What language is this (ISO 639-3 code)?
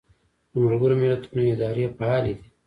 pus